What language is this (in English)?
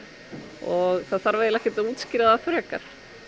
Icelandic